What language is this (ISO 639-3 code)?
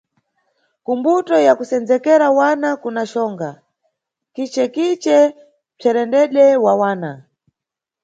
nyu